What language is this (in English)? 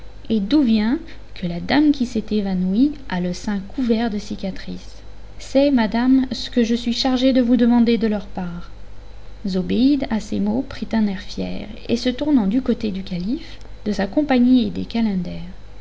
French